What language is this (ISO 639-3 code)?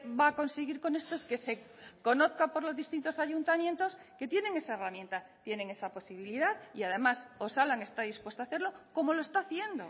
spa